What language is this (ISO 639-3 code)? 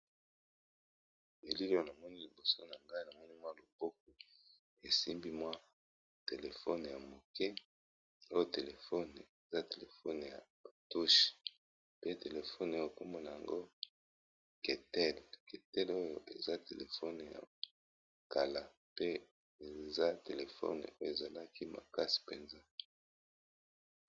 lin